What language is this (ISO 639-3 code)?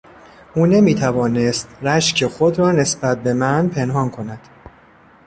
fas